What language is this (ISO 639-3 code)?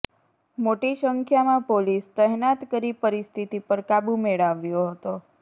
guj